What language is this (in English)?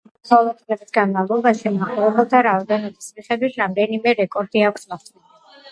Georgian